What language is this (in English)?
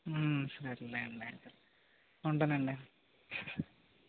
Telugu